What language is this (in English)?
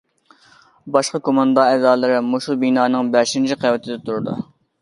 Uyghur